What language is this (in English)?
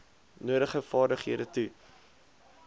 Afrikaans